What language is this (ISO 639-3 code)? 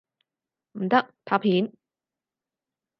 yue